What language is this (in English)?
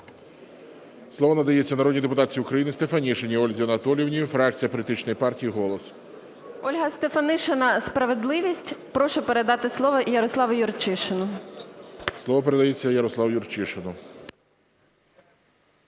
Ukrainian